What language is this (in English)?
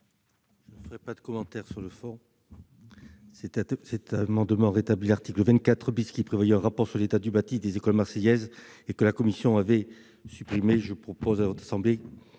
French